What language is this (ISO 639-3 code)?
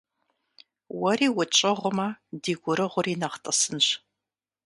kbd